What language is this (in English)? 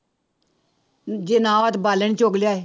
Punjabi